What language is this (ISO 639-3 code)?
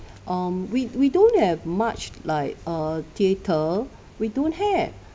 eng